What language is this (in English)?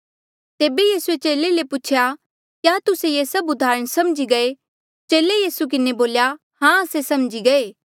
Mandeali